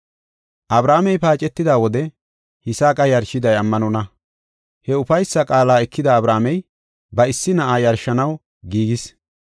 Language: Gofa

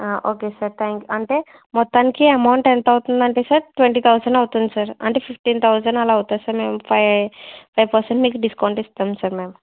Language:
Telugu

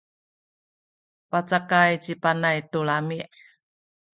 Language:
Sakizaya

